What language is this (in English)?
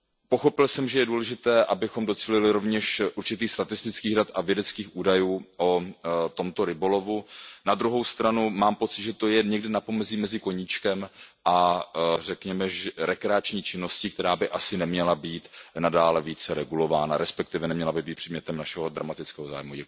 Czech